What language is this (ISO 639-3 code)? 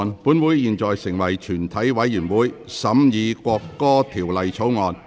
yue